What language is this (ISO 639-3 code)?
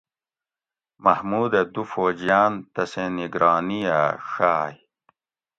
gwc